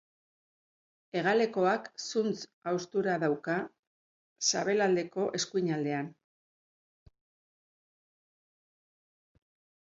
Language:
Basque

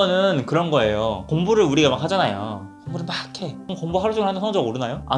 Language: Korean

